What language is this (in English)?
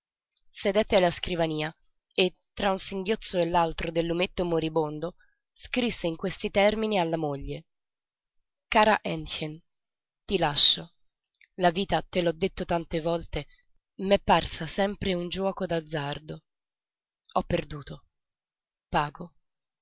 Italian